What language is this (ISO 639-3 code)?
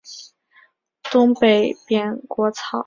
zho